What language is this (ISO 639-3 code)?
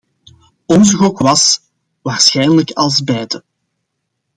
nld